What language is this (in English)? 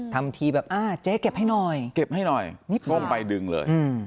Thai